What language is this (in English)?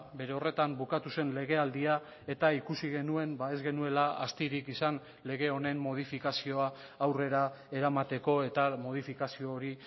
Basque